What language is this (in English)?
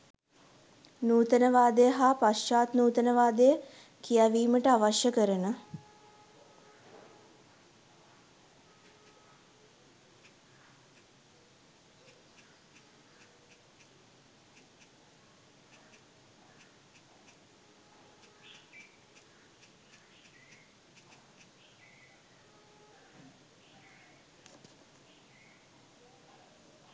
Sinhala